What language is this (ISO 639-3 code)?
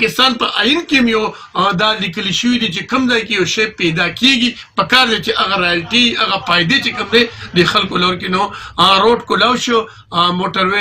por